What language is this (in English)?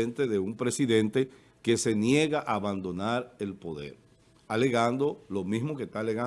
Spanish